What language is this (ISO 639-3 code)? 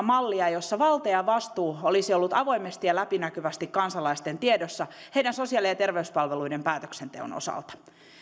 fin